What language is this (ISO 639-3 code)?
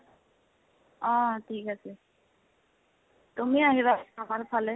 asm